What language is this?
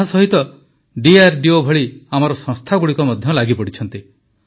Odia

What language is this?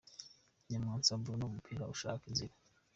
Kinyarwanda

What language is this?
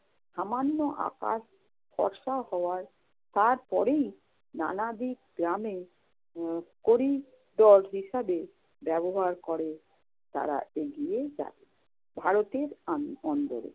Bangla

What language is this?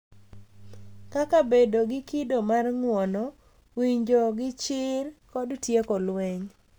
Luo (Kenya and Tanzania)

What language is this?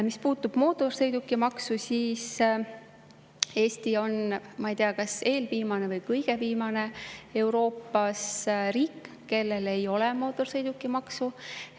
Estonian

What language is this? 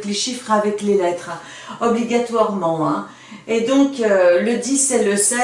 French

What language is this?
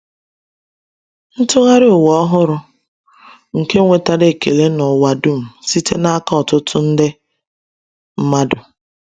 Igbo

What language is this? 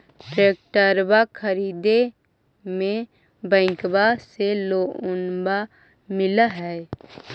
Magahi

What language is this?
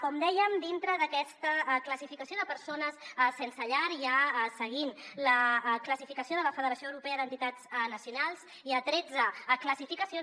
Catalan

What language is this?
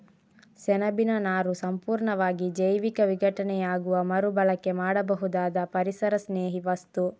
Kannada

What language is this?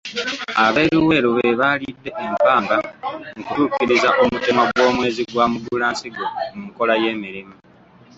Ganda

